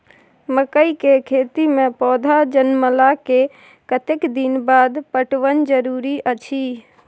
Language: Maithili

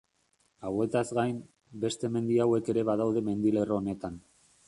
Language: Basque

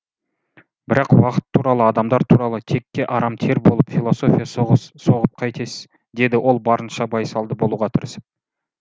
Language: Kazakh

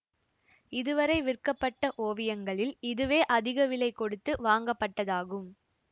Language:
Tamil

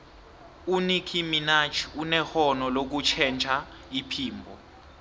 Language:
South Ndebele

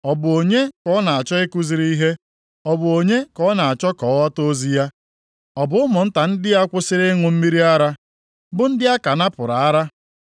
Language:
Igbo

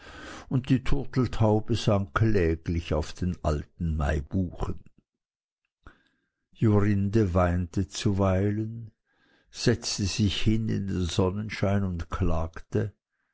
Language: German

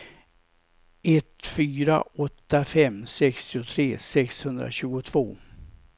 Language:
Swedish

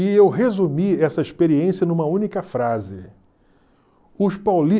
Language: Portuguese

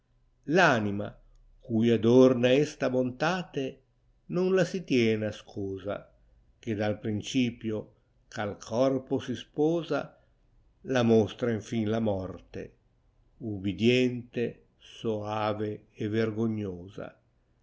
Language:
Italian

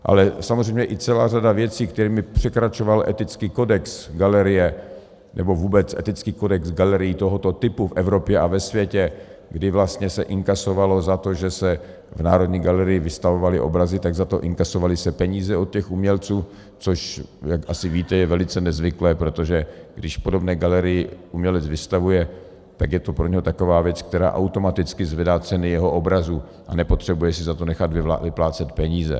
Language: Czech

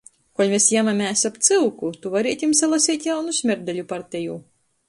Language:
Latgalian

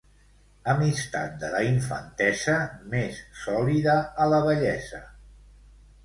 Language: Catalan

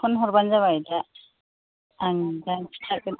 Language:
Bodo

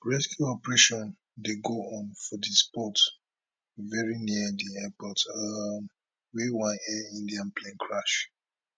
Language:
Nigerian Pidgin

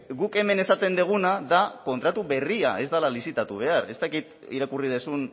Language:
Basque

